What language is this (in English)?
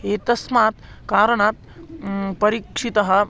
Sanskrit